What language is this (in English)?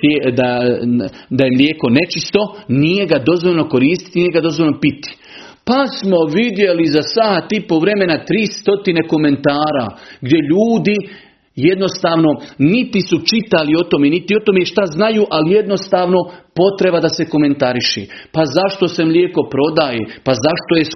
Croatian